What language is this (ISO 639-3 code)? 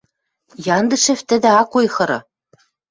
mrj